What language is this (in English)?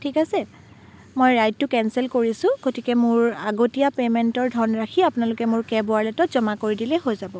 Assamese